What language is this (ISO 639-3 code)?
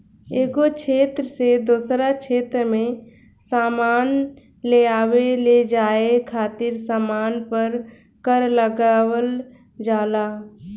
bho